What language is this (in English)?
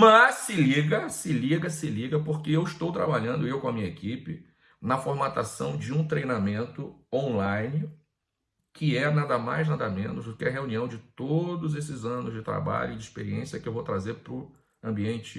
Portuguese